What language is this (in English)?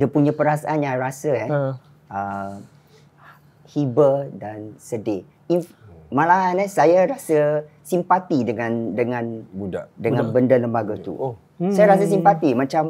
Malay